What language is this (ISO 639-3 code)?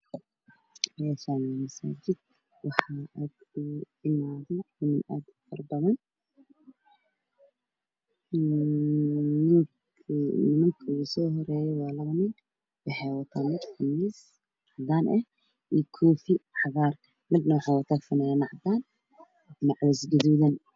som